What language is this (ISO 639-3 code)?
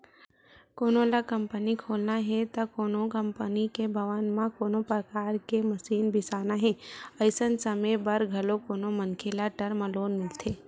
hne